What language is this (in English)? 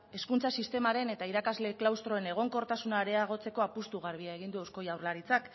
Basque